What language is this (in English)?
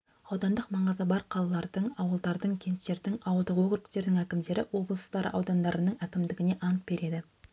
Kazakh